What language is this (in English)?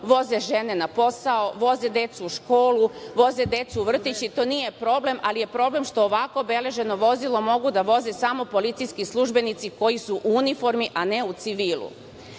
Serbian